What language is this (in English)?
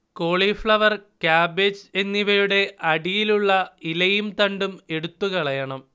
Malayalam